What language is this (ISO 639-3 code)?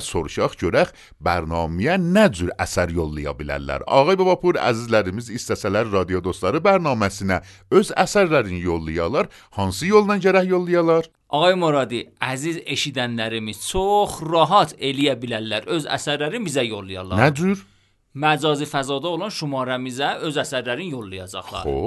fas